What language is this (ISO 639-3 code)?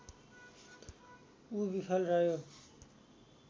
nep